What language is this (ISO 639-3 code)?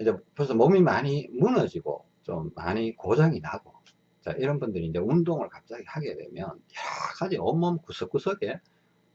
kor